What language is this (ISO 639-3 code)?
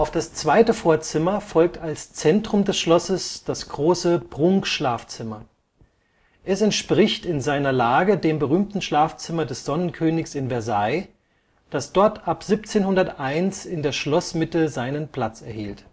deu